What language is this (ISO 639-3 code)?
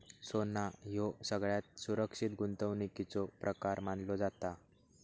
mar